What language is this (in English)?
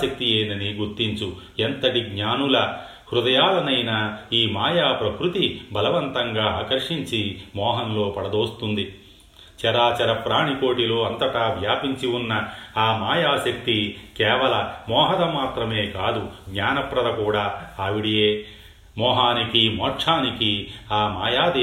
Telugu